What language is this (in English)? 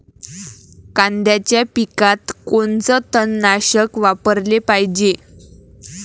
Marathi